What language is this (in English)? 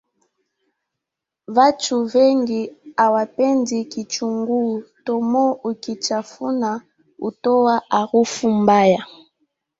Swahili